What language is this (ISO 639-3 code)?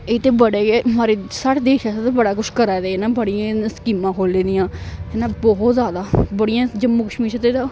doi